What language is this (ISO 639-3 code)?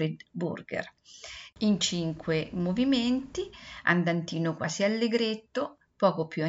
ita